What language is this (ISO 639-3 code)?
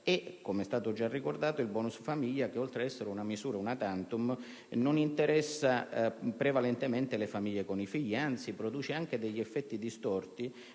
ita